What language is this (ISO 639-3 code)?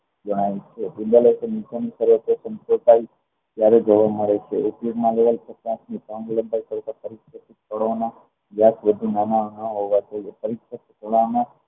guj